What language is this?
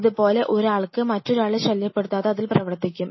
Malayalam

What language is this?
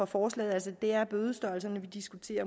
Danish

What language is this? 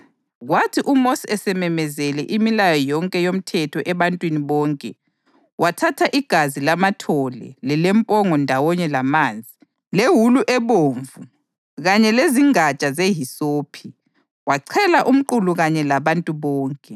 North Ndebele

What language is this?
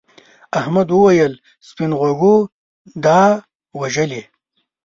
Pashto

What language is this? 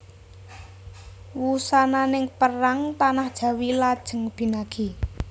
Javanese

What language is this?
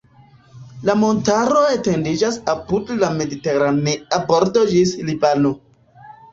Esperanto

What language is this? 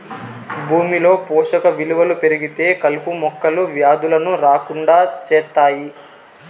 Telugu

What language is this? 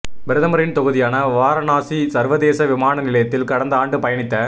Tamil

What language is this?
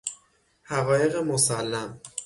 Persian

